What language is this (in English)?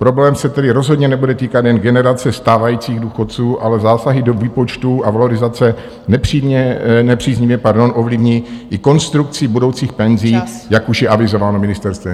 Czech